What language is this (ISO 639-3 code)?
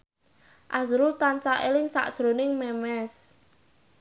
jav